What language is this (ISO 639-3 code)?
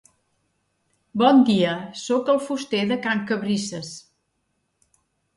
cat